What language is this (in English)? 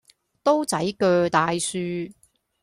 Cantonese